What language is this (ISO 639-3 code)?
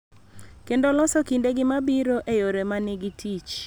luo